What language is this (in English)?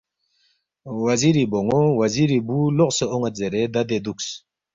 Balti